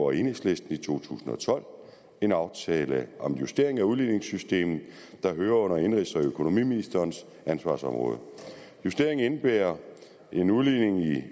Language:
Danish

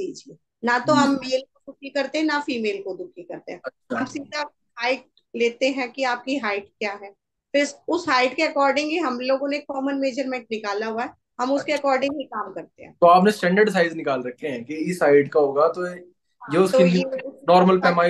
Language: Hindi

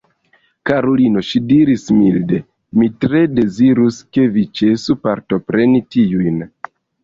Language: Esperanto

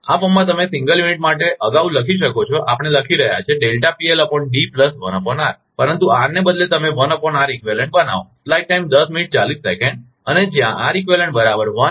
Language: Gujarati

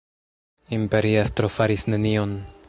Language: Esperanto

